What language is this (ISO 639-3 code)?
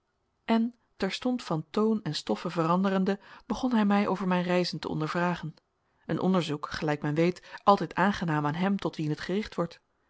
nld